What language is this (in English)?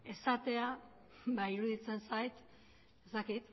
Basque